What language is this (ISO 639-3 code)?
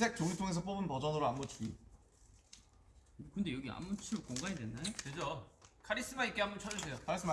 kor